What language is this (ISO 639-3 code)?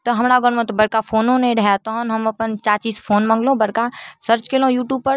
mai